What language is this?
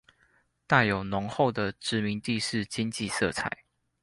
Chinese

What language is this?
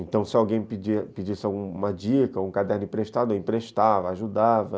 Portuguese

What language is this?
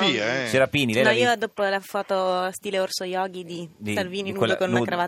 Italian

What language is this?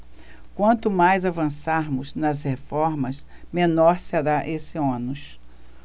Portuguese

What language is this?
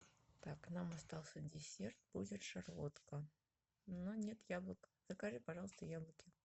Russian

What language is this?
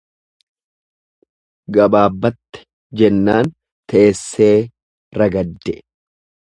Oromo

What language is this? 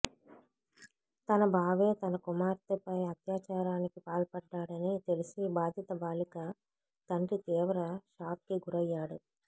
Telugu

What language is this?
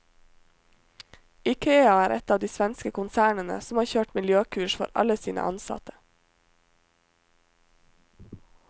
Norwegian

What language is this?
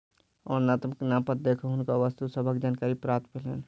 Maithili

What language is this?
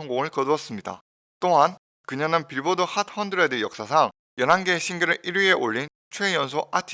Korean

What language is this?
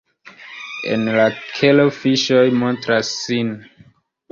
Esperanto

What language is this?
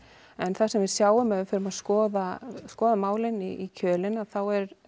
Icelandic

